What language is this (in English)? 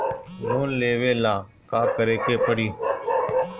Bhojpuri